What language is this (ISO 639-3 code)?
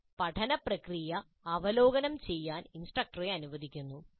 mal